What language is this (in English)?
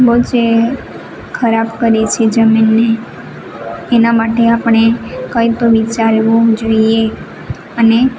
Gujarati